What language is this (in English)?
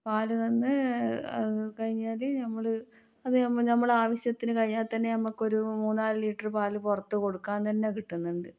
Malayalam